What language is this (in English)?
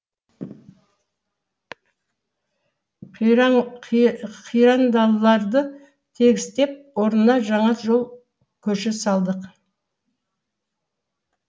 Kazakh